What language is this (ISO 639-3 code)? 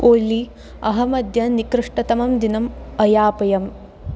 san